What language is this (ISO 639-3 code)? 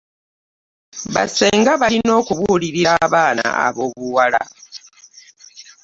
lug